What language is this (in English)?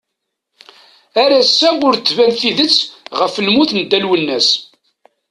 Kabyle